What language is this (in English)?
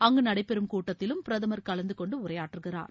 Tamil